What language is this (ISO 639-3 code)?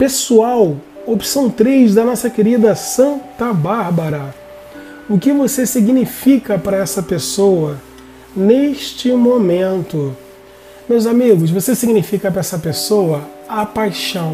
por